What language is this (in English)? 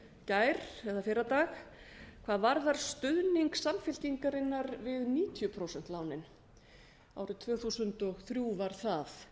Icelandic